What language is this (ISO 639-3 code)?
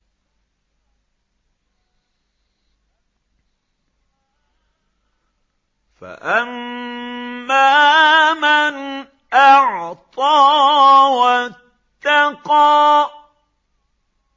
ara